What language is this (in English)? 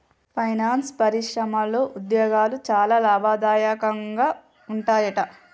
Telugu